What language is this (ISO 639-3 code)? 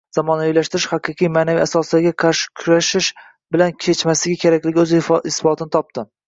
uzb